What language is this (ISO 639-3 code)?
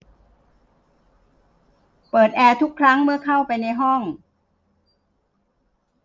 tha